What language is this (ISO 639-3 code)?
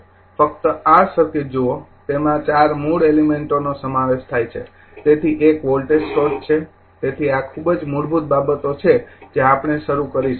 guj